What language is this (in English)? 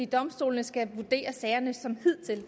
Danish